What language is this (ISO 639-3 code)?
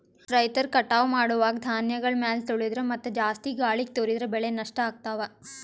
kan